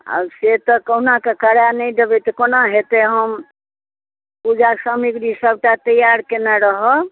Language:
Maithili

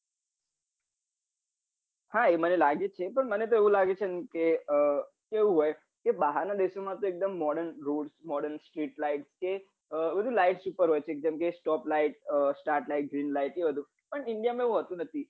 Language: Gujarati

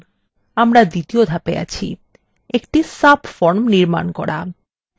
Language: Bangla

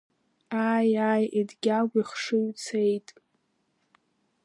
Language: Abkhazian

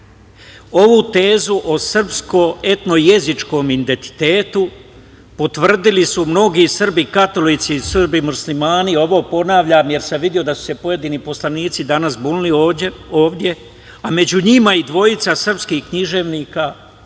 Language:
Serbian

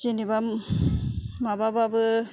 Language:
Bodo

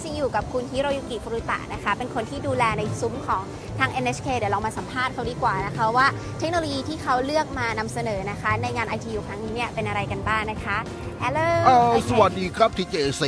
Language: Thai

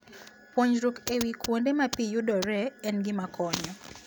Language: Luo (Kenya and Tanzania)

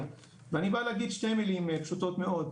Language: Hebrew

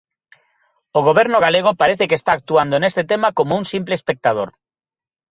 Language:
Galician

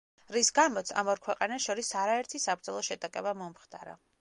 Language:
Georgian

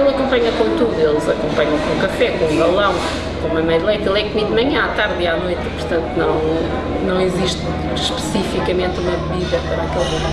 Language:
Portuguese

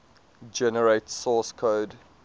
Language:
English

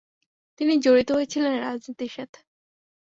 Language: Bangla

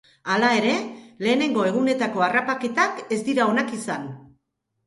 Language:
Basque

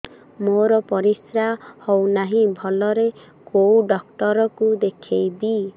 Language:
Odia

